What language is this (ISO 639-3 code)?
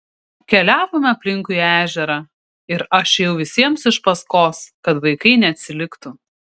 lit